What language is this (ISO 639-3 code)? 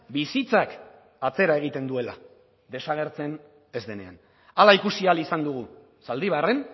eus